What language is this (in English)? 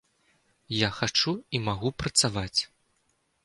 Belarusian